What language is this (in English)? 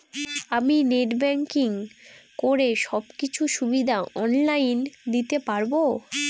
Bangla